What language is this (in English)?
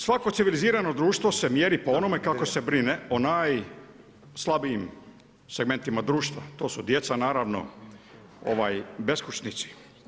Croatian